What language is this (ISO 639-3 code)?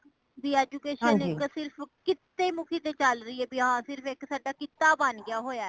pan